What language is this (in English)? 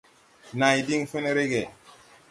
Tupuri